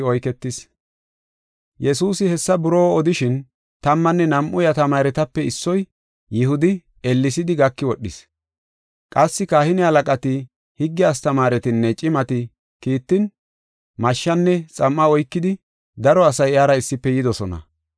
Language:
Gofa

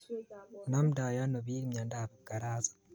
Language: Kalenjin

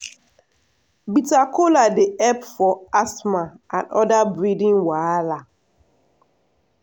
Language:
Nigerian Pidgin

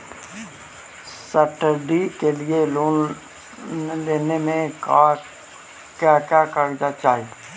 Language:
Magahi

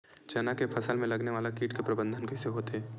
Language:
Chhattisgarhi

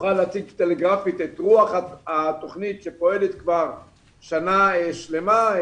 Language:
Hebrew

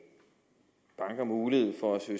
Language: Danish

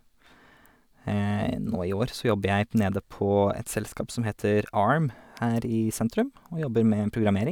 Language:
Norwegian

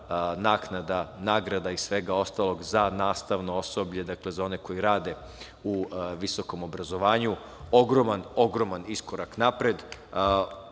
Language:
Serbian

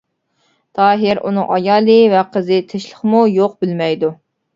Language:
Uyghur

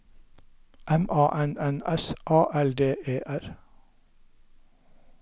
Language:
Norwegian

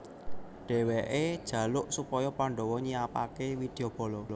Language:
Javanese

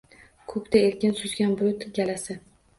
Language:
Uzbek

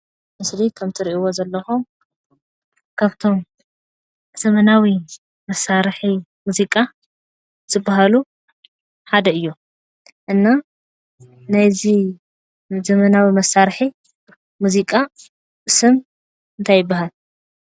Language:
Tigrinya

